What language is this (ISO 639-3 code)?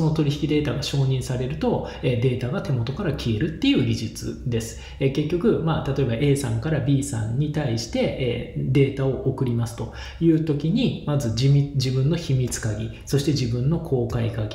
jpn